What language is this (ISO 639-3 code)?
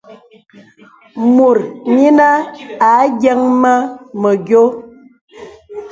beb